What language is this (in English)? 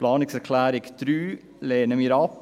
Swiss German